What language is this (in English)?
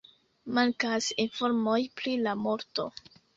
Esperanto